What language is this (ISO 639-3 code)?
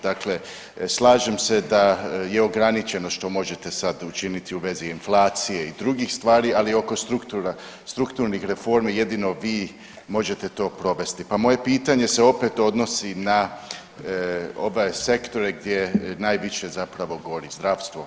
hrv